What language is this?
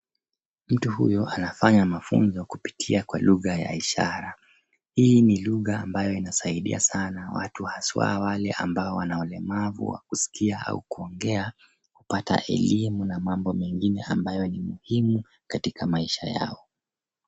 Swahili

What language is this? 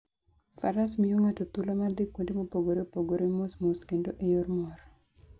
Luo (Kenya and Tanzania)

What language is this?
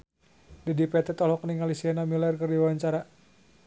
Sundanese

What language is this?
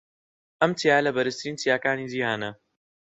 Central Kurdish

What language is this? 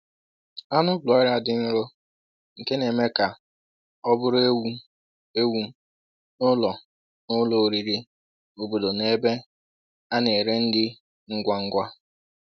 Igbo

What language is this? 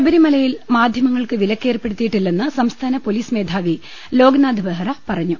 Malayalam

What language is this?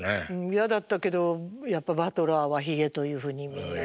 Japanese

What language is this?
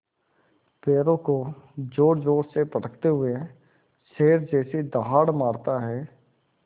Hindi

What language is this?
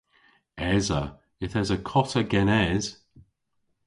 Cornish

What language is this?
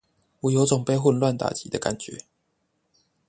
Chinese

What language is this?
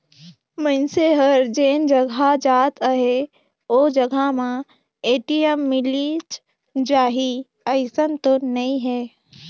Chhattisgarhi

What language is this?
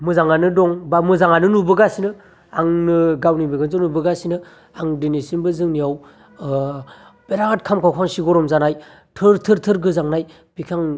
Bodo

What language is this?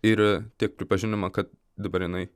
Lithuanian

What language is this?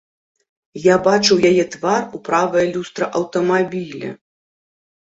Belarusian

